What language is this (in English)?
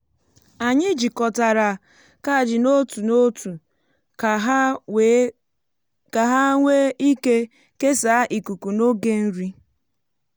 Igbo